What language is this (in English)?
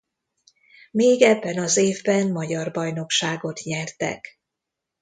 Hungarian